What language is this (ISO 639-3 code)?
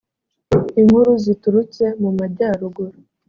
kin